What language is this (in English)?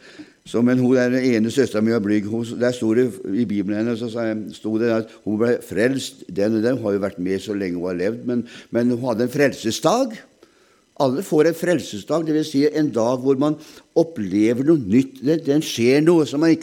German